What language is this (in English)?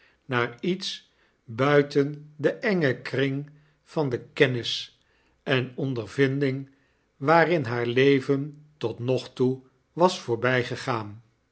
Dutch